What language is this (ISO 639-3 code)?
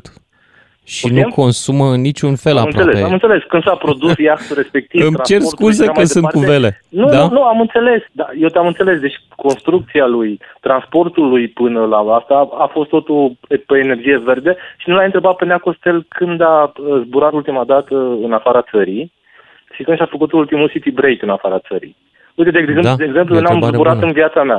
ron